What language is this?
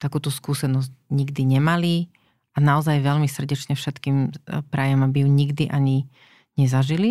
Slovak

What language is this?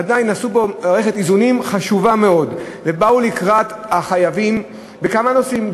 Hebrew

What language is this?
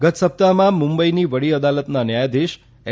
Gujarati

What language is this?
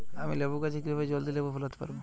Bangla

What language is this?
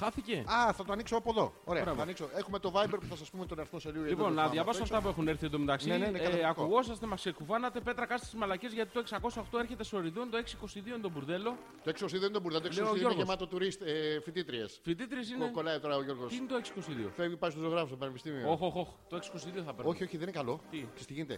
Greek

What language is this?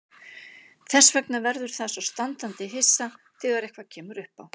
Icelandic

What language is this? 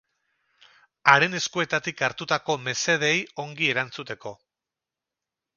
Basque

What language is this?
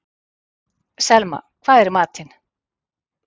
Icelandic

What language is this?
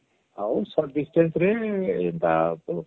Odia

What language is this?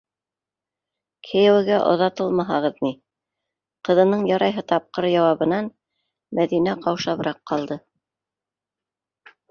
Bashkir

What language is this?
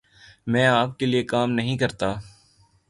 Urdu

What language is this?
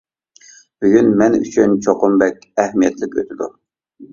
Uyghur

